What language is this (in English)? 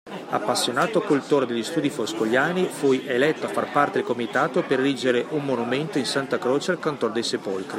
Italian